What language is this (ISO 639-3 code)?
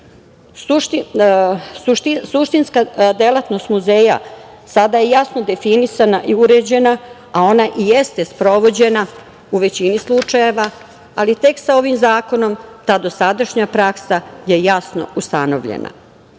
srp